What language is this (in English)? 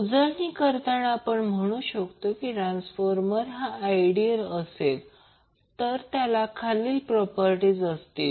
Marathi